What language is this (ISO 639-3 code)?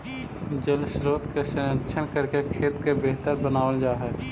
mag